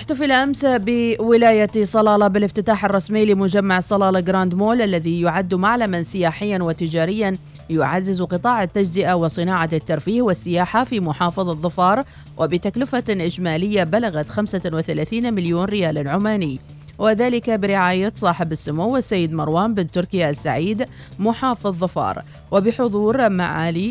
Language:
Arabic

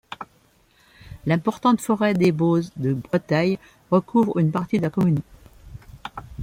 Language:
French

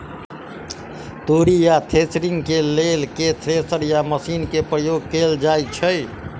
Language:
Maithili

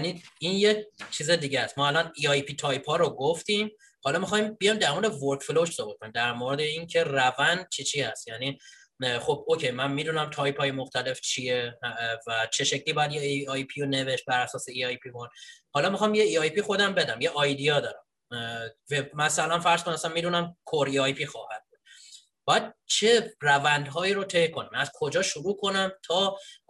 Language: Persian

